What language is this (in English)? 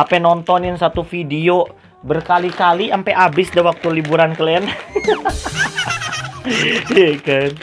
Indonesian